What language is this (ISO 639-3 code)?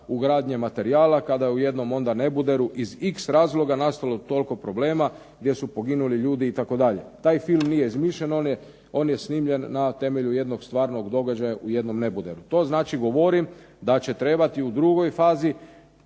hrv